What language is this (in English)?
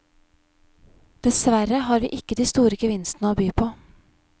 Norwegian